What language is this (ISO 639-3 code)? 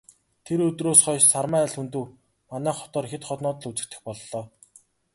mon